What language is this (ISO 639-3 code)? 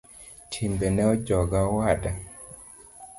luo